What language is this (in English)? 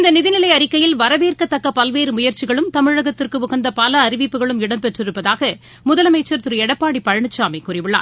Tamil